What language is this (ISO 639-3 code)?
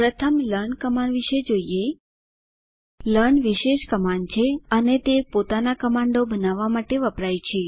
guj